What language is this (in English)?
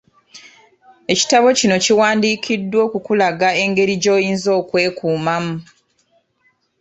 Ganda